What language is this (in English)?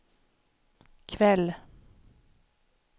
Swedish